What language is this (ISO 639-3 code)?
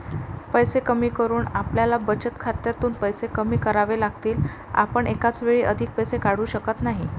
mar